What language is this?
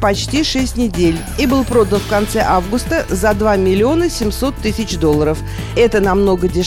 Russian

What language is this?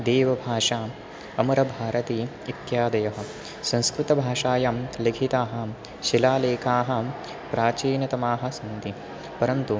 Sanskrit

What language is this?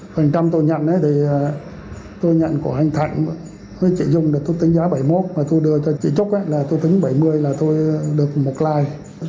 Vietnamese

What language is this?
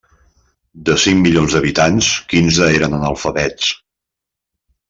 Catalan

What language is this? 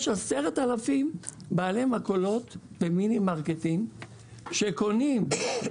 Hebrew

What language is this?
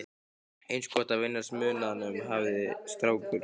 Icelandic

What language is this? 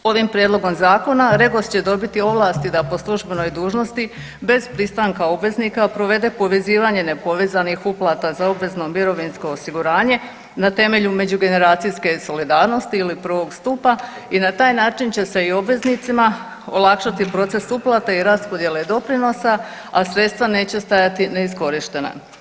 Croatian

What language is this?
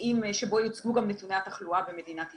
Hebrew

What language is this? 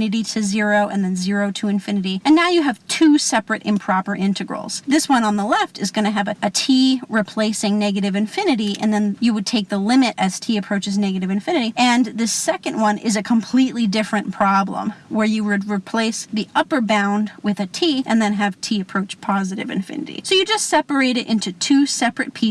English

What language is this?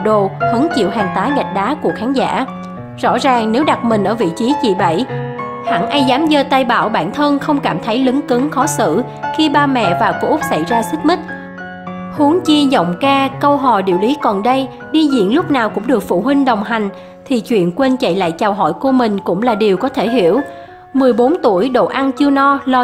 Vietnamese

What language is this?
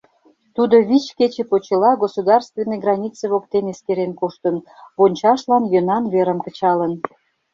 Mari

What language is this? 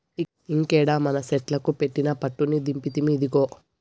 Telugu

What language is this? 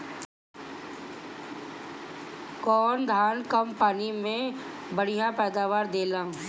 Bhojpuri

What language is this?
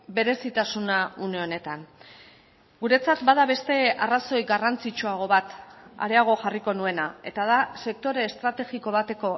Basque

